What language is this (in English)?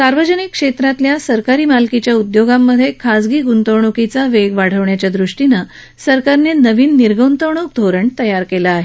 Marathi